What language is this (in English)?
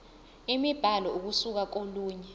Zulu